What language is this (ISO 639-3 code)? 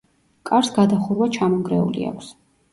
kat